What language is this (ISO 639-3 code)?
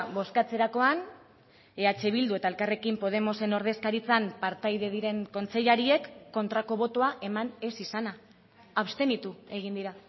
eus